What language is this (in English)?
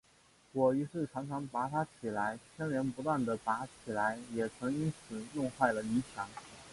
Chinese